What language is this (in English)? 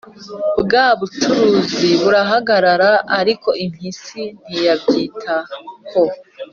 Kinyarwanda